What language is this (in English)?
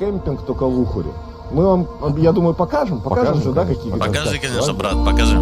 Russian